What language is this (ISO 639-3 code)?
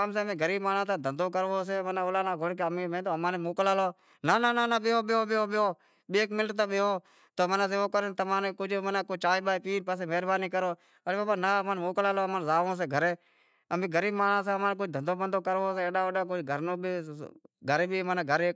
kxp